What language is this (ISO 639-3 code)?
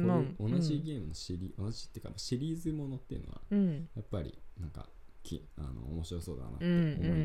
jpn